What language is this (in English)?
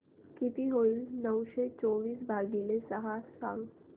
Marathi